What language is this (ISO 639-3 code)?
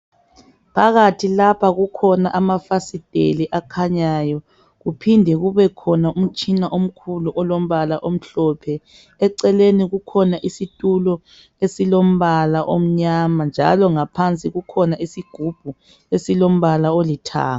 nde